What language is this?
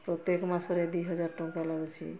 Odia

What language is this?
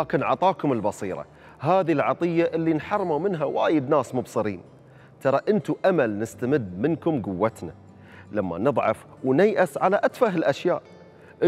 Arabic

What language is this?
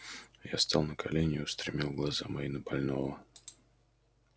Russian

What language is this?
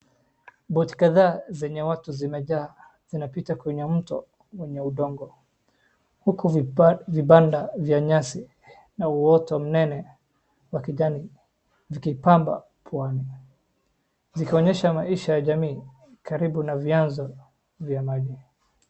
Swahili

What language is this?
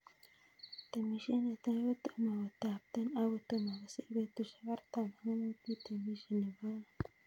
Kalenjin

